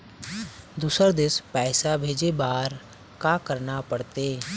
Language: Chhattisgarhi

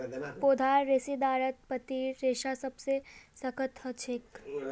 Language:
Magahi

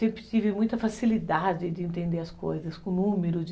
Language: Portuguese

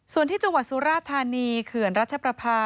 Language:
Thai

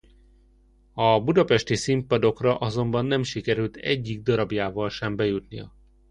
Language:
Hungarian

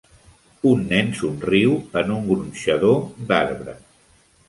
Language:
Catalan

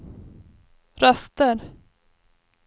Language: Swedish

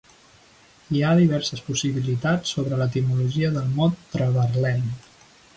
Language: Catalan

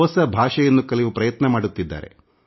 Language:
Kannada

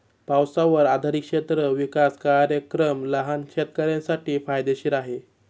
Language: Marathi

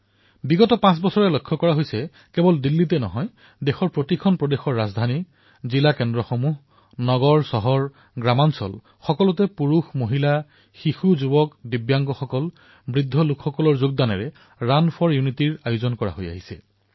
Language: Assamese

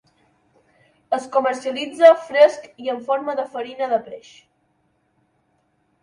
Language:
Catalan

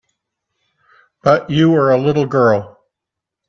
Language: English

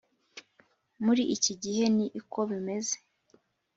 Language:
Kinyarwanda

